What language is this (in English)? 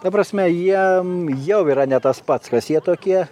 Lithuanian